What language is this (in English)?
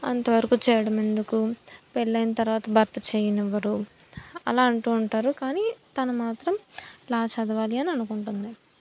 Telugu